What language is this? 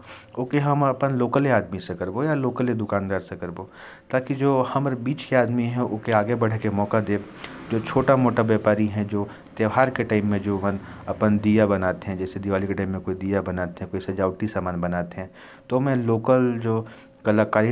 Korwa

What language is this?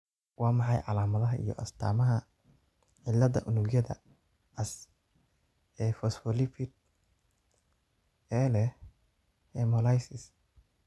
Somali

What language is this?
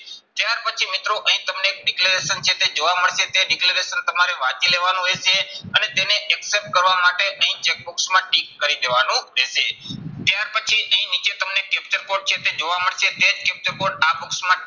Gujarati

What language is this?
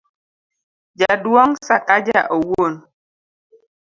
Luo (Kenya and Tanzania)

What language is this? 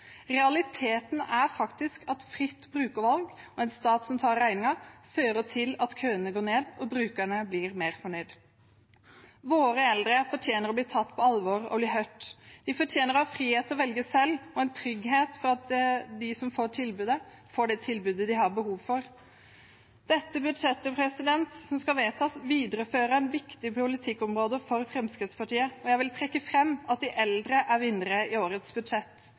Norwegian Bokmål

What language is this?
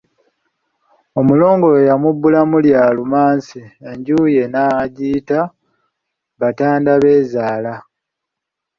Ganda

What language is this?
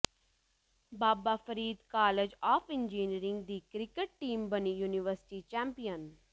Punjabi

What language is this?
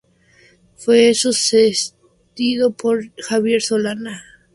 Spanish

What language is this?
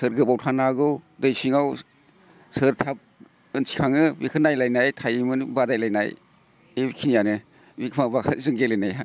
Bodo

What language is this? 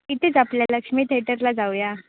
Marathi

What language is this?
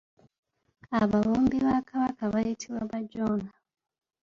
Ganda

